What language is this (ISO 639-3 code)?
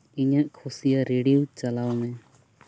sat